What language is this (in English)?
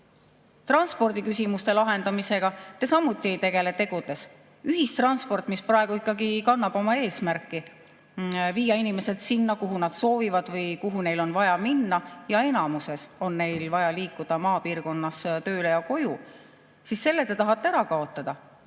Estonian